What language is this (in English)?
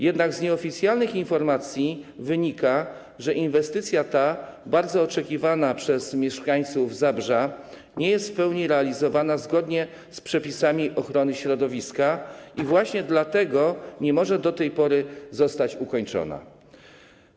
Polish